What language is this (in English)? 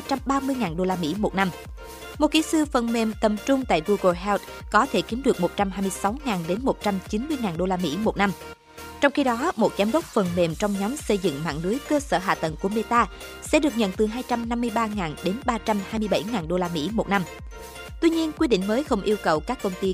Vietnamese